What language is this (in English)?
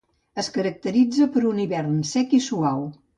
Catalan